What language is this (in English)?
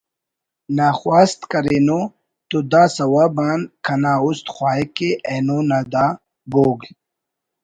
Brahui